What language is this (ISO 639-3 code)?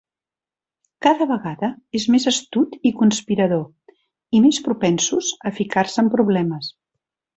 cat